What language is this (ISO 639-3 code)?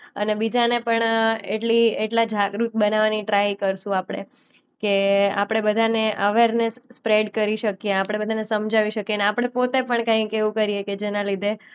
guj